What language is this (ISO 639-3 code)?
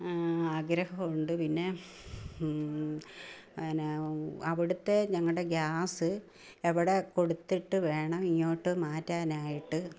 mal